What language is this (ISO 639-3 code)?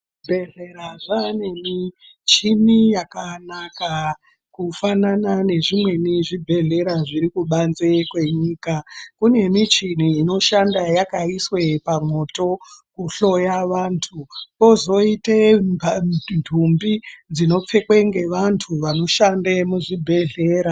ndc